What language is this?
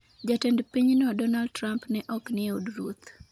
Luo (Kenya and Tanzania)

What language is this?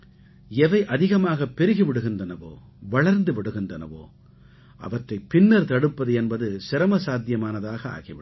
Tamil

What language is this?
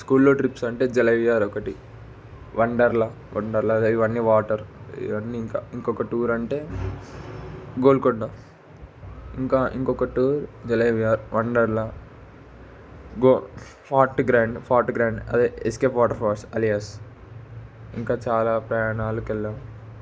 Telugu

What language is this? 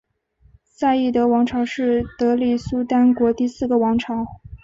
Chinese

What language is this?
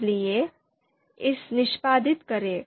Hindi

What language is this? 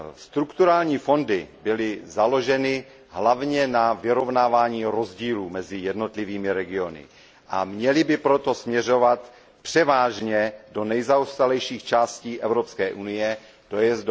Czech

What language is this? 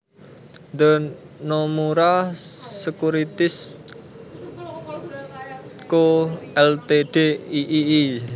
Javanese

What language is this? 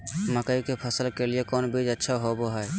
Magahi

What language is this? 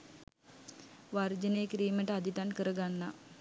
Sinhala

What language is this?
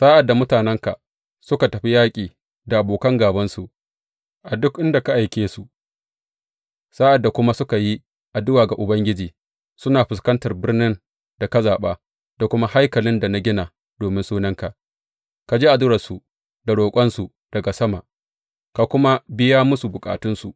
Hausa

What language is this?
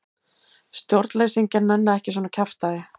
Icelandic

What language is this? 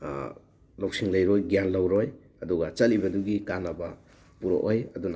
Manipuri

